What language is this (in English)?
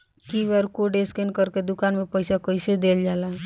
Bhojpuri